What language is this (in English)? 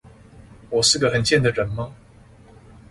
Chinese